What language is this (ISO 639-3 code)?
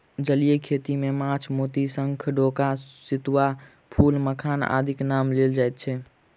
mai